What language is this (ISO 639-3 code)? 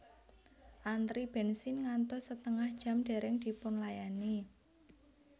jav